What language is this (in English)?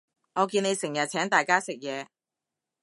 Cantonese